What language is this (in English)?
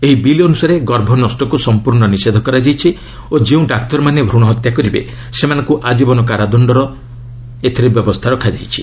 Odia